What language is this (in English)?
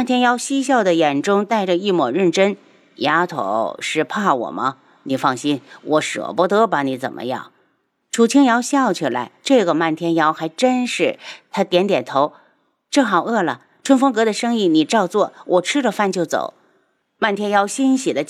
Chinese